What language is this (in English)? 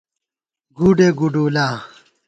Gawar-Bati